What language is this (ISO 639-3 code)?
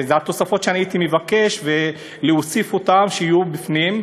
heb